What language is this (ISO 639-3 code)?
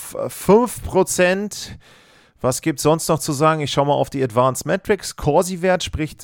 deu